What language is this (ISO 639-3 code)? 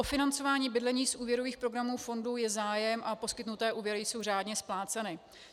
ces